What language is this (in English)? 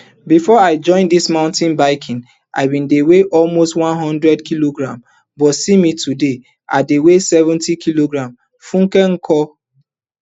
Nigerian Pidgin